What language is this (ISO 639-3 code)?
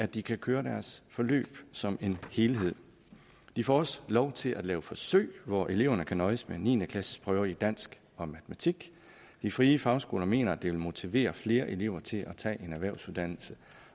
dan